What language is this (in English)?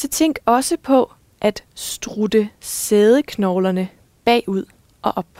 Danish